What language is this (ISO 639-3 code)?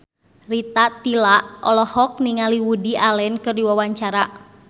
sun